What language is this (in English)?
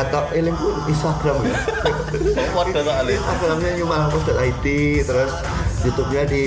Indonesian